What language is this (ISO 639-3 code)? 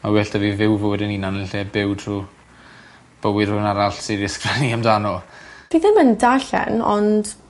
cym